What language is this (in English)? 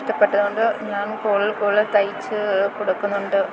Malayalam